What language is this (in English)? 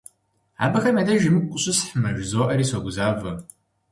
Kabardian